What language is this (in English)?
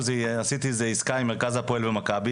Hebrew